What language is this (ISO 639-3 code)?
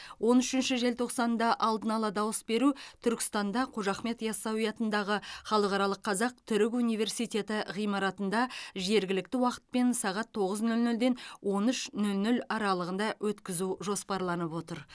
kaz